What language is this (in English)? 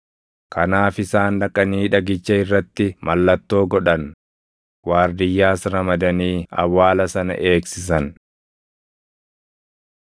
Oromo